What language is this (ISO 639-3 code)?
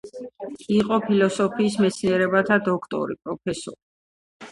kat